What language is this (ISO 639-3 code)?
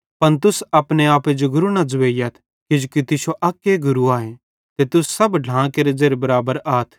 bhd